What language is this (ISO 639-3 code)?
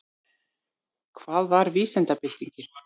isl